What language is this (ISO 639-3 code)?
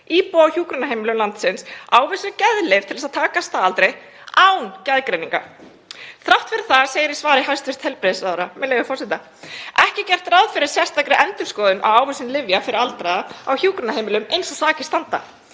isl